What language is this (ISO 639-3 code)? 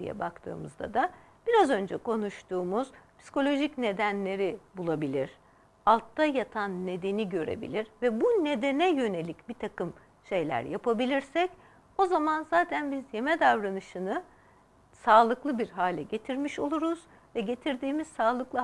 tur